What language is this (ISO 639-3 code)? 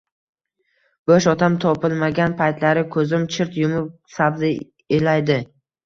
uzb